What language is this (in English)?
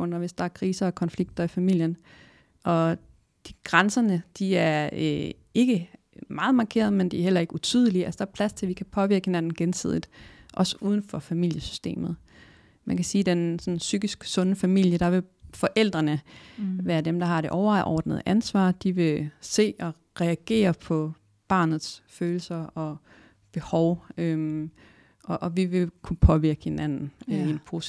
Danish